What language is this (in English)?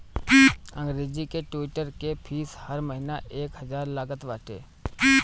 Bhojpuri